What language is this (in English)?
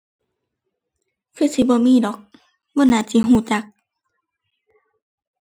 Thai